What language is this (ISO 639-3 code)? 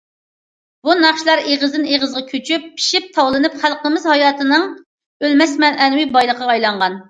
uig